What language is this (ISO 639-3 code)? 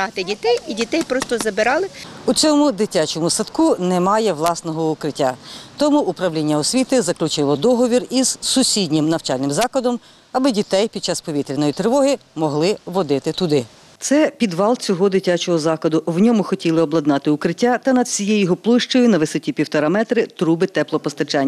ukr